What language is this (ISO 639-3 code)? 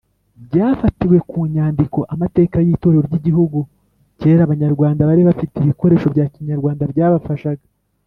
kin